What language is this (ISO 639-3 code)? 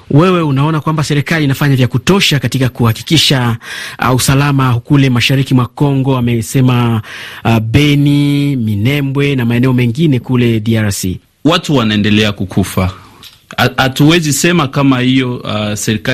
swa